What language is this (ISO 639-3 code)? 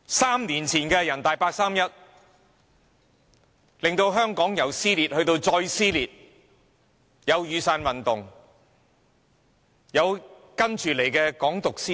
yue